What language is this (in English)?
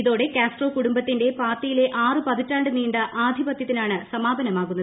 Malayalam